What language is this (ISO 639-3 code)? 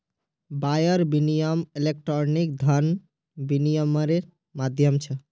mag